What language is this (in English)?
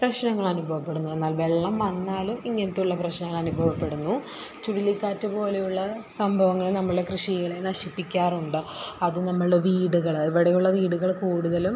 Malayalam